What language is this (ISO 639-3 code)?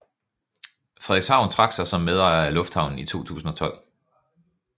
dan